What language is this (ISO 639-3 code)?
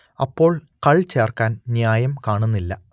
mal